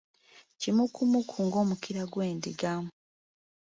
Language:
Ganda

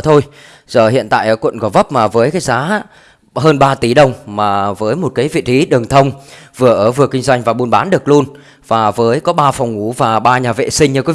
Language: Vietnamese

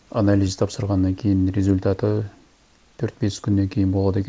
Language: Kazakh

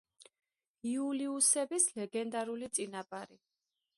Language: Georgian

